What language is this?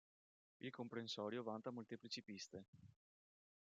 Italian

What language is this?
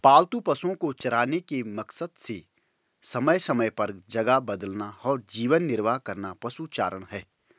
Hindi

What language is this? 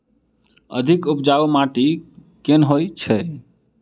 Maithili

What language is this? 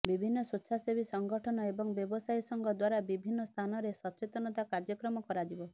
Odia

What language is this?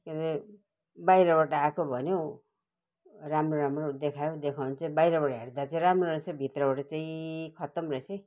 Nepali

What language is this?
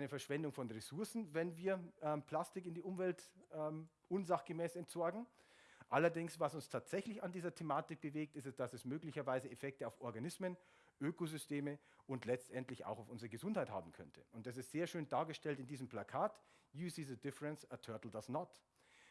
German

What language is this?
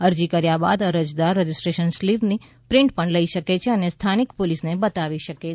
Gujarati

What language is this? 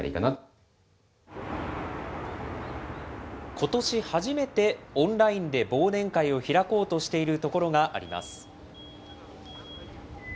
Japanese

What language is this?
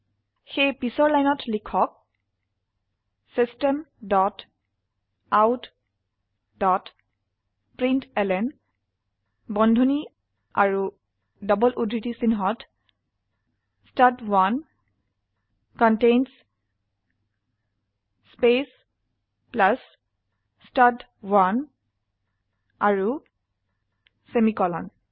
Assamese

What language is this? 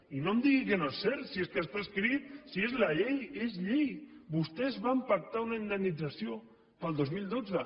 Catalan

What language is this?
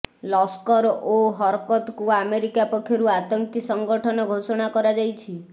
Odia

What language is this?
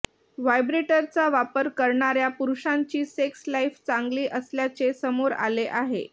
Marathi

